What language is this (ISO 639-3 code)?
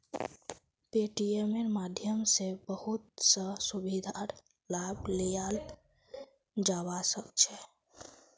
mag